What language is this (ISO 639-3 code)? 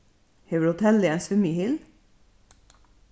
fao